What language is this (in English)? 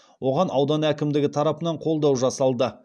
Kazakh